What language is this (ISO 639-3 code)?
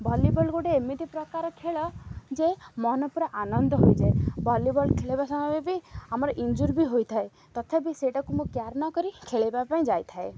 ori